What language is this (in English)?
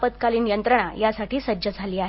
Marathi